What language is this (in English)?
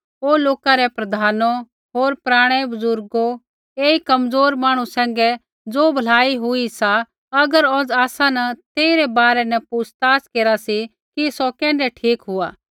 Kullu Pahari